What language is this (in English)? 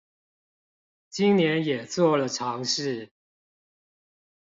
Chinese